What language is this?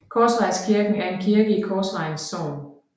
Danish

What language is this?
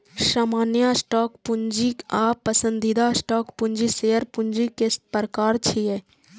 Maithili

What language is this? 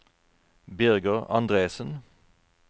Norwegian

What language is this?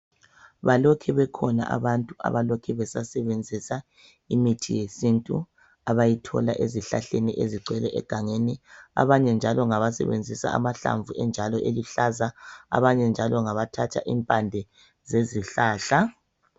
North Ndebele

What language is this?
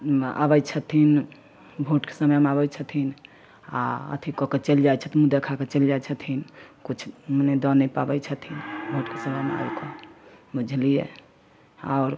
Maithili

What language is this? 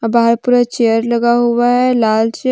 Hindi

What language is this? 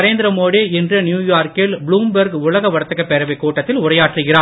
Tamil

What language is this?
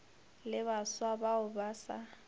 Northern Sotho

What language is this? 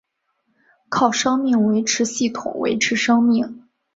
Chinese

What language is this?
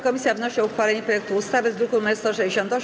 Polish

